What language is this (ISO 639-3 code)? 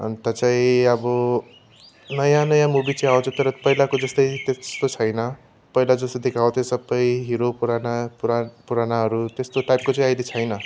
nep